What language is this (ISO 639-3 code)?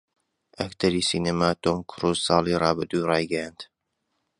ckb